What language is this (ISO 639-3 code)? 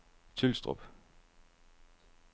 dan